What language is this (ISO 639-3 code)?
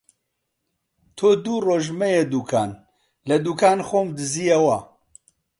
ckb